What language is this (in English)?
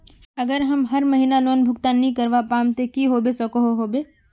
Magahi